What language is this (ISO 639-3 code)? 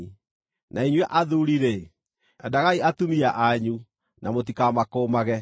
kik